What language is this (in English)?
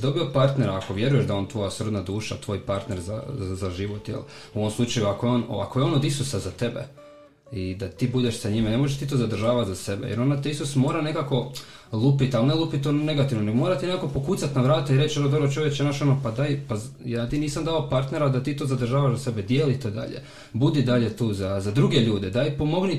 Croatian